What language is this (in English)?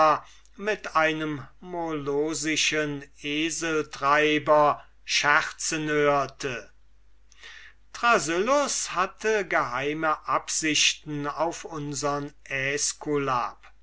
German